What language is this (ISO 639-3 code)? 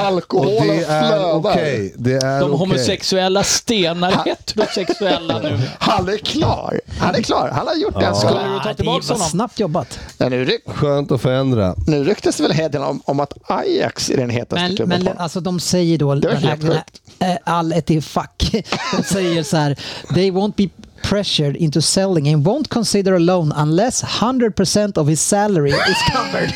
swe